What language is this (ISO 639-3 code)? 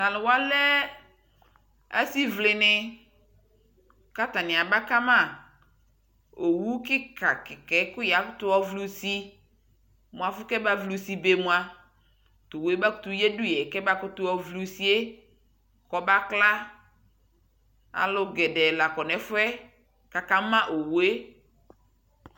kpo